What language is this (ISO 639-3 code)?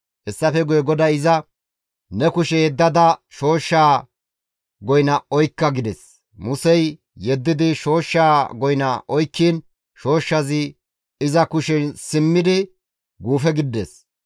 gmv